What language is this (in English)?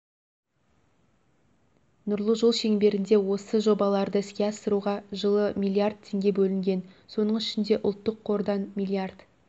Kazakh